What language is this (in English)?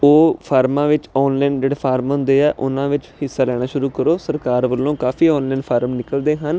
Punjabi